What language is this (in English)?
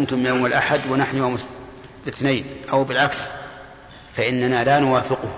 Arabic